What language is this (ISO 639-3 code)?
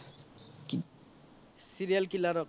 asm